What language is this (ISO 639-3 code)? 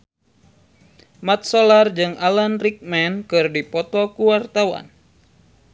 sun